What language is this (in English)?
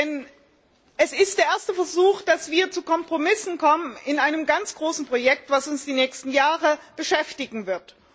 German